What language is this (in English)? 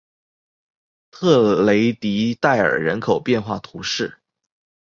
Chinese